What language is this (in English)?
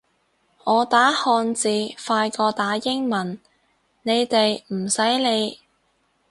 Cantonese